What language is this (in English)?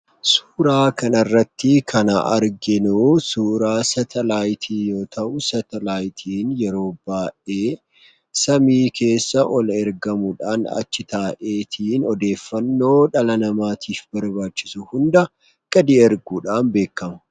Oromo